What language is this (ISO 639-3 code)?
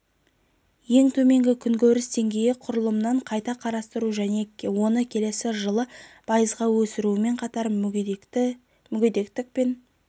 kaz